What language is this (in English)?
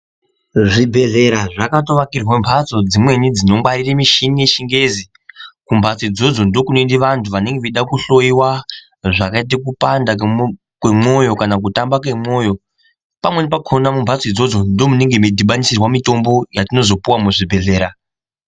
Ndau